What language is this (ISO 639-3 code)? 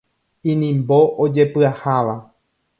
grn